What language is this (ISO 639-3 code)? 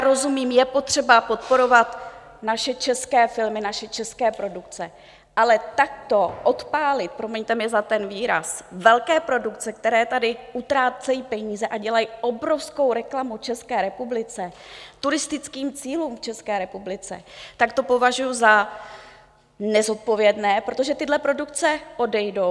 ces